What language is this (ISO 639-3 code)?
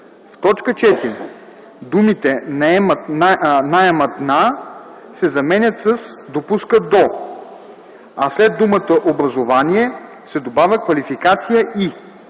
bul